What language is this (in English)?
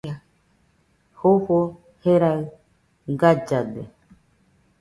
Nüpode Huitoto